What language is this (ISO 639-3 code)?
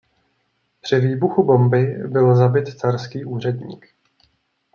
ces